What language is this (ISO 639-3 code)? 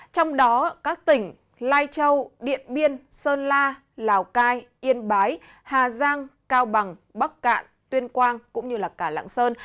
vie